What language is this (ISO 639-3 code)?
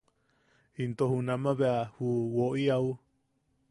yaq